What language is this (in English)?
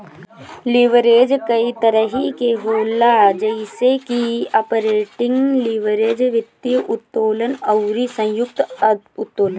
Bhojpuri